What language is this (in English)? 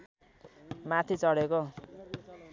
Nepali